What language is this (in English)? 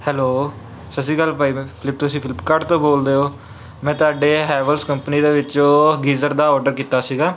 Punjabi